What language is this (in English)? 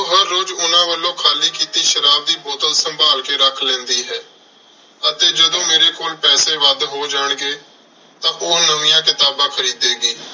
Punjabi